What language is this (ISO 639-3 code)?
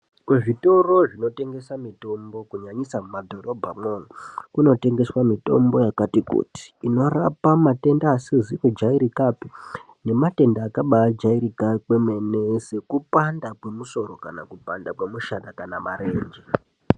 ndc